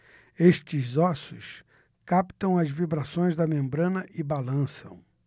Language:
Portuguese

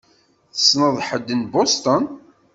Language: Kabyle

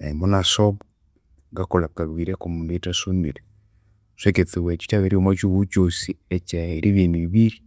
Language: Konzo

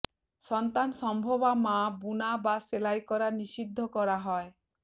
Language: Bangla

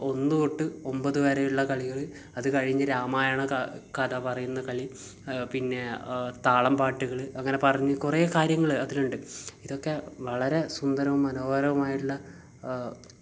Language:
Malayalam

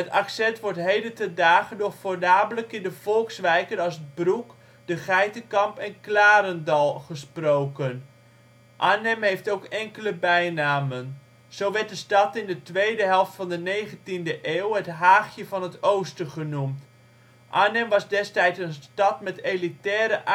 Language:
Dutch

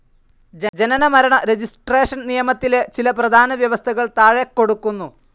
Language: Malayalam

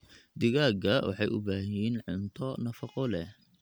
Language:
Somali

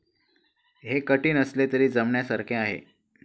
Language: Marathi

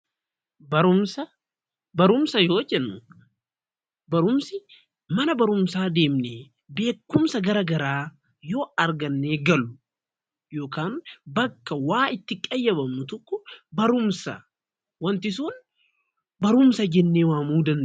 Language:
Oromo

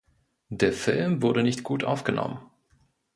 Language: German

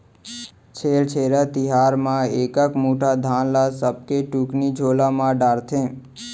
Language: Chhattisgarhi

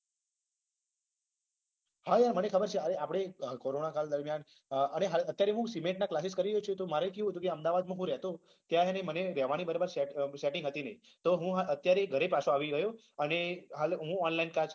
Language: Gujarati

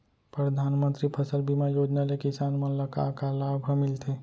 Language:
Chhattisgarhi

